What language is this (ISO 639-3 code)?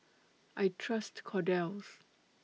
eng